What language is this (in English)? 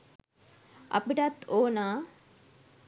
Sinhala